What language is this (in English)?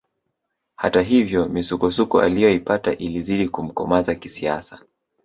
Swahili